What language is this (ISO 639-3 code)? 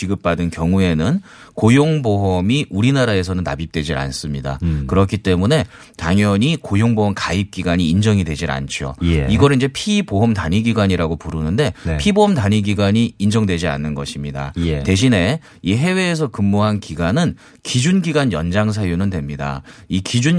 kor